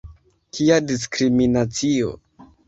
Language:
Esperanto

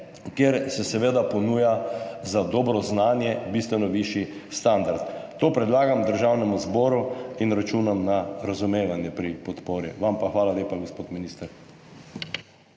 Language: Slovenian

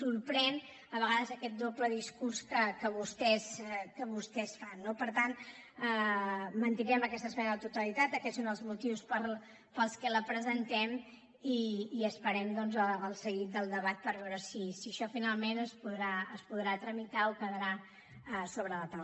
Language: Catalan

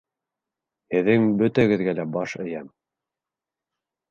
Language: Bashkir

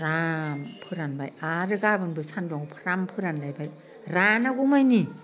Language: Bodo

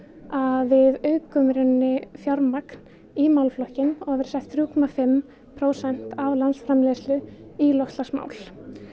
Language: Icelandic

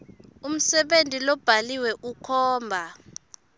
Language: Swati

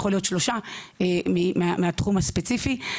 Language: Hebrew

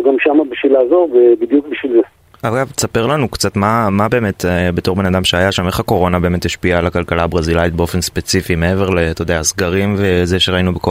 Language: Hebrew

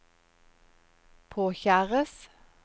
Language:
Norwegian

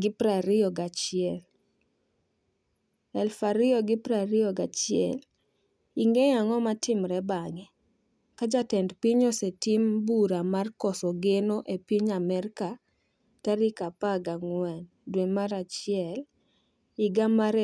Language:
Luo (Kenya and Tanzania)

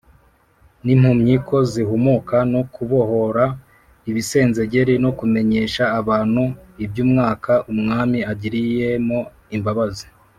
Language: Kinyarwanda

